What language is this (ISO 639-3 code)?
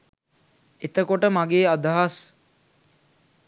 sin